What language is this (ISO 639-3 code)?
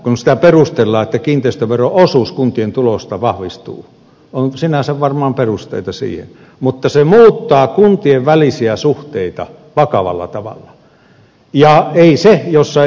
fin